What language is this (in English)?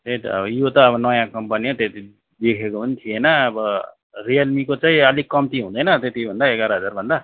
Nepali